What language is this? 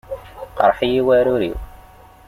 Kabyle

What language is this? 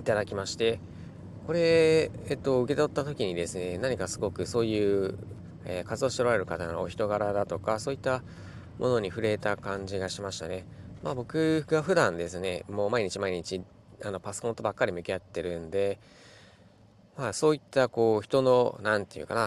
Japanese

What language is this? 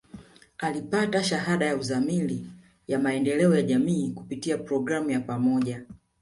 Swahili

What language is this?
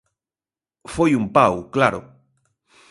Galician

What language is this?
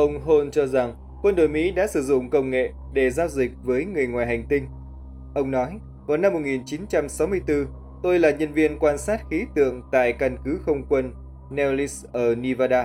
Vietnamese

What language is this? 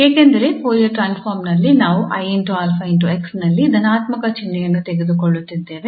Kannada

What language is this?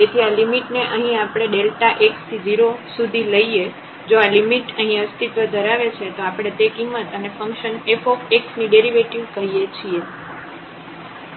Gujarati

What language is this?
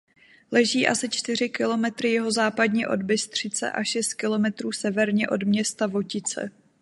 Czech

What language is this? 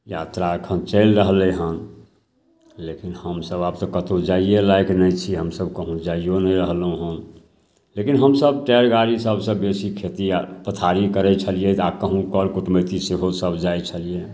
Maithili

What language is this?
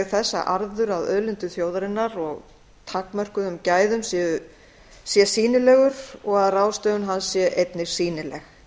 Icelandic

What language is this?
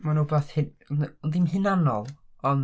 Welsh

